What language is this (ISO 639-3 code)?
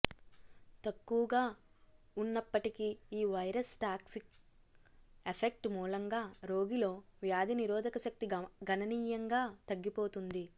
tel